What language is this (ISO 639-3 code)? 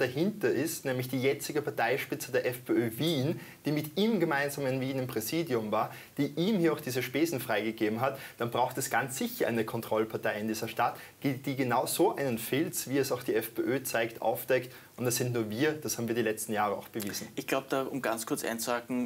deu